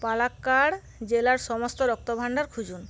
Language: Bangla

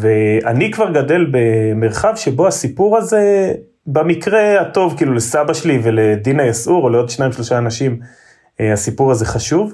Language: Hebrew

